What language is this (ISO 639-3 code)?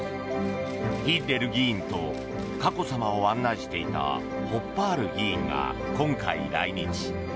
jpn